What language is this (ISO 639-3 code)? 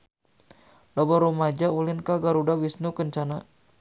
sun